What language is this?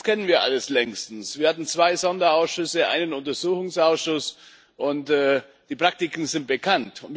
German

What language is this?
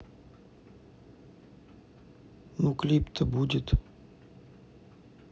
Russian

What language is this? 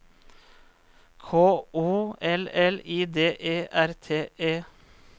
Norwegian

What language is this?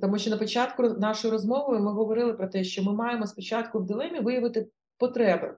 Ukrainian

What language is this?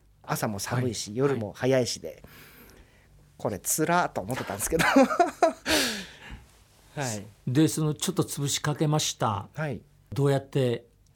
Japanese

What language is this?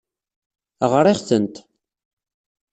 Kabyle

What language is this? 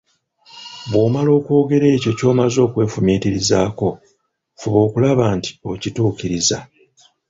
Ganda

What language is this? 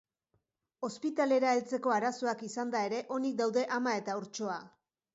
Basque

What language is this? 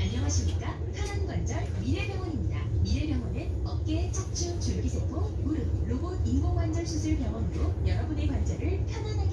Korean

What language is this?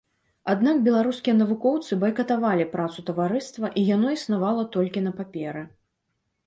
Belarusian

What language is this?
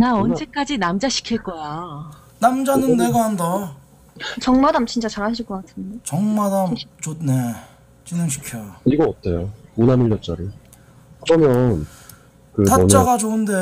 Korean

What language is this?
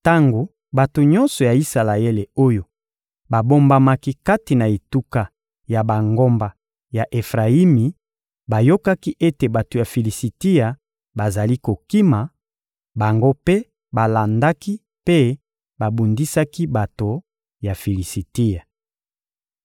Lingala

